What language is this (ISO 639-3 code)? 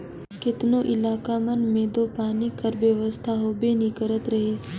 hne